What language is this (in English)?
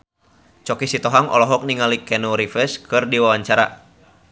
Sundanese